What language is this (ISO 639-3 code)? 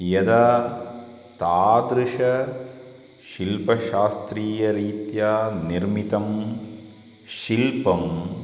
san